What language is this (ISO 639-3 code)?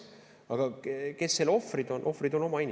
est